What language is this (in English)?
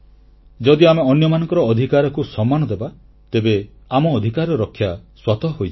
Odia